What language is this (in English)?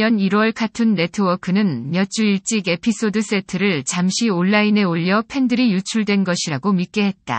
Korean